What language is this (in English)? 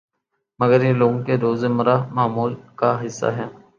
Urdu